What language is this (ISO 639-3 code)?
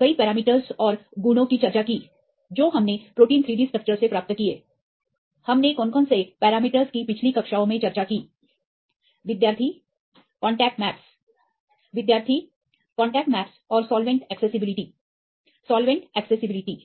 hin